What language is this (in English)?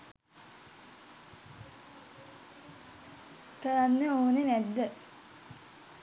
Sinhala